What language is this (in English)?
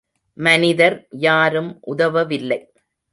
Tamil